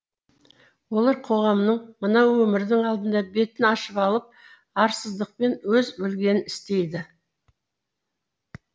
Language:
Kazakh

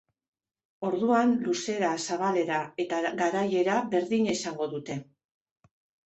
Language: Basque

